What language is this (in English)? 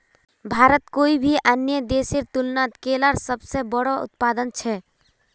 Magahi